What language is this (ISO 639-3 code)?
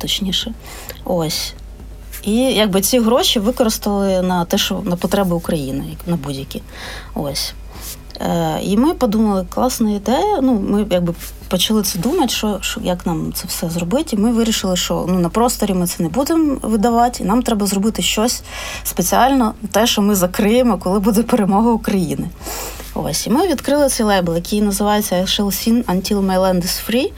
ukr